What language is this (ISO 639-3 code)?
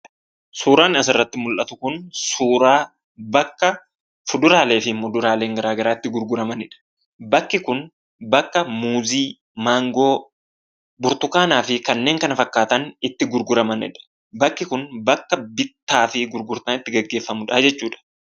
orm